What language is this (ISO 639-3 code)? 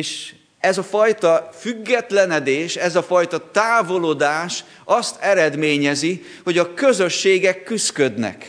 hun